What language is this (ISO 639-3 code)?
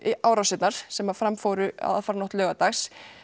isl